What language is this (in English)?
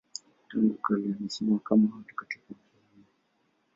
Swahili